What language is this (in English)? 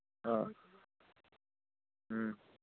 Manipuri